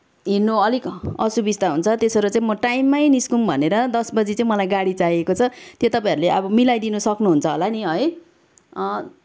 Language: Nepali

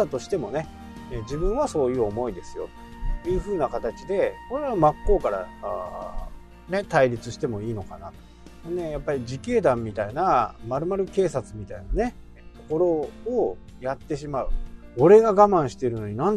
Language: Japanese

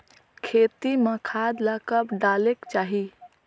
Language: Chhattisgarhi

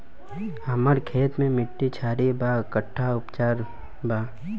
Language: Bhojpuri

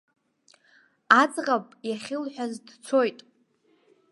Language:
Abkhazian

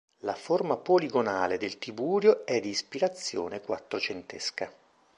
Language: Italian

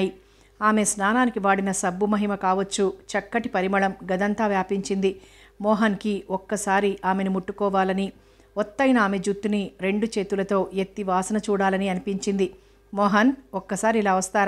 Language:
Telugu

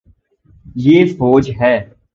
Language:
Urdu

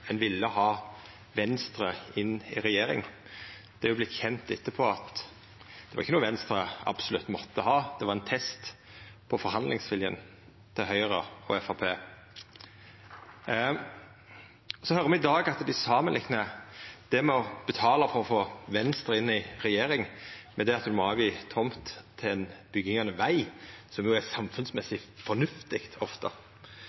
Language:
Norwegian Nynorsk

